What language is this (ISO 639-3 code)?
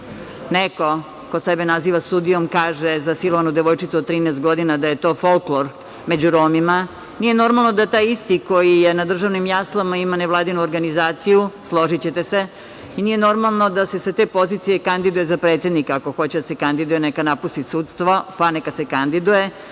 srp